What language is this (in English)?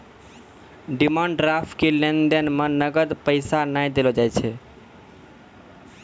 Maithili